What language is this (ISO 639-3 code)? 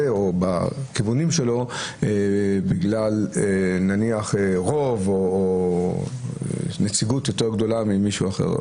heb